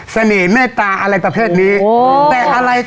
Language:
Thai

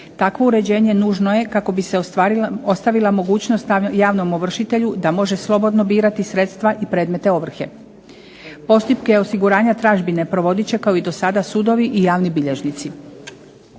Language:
Croatian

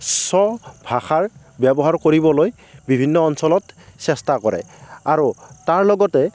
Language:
Assamese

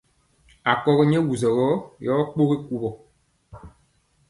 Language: Mpiemo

